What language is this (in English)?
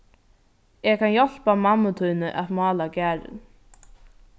Faroese